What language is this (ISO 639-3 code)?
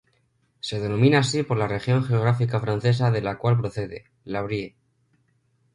spa